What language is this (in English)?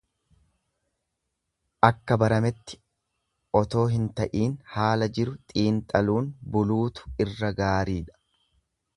Oromo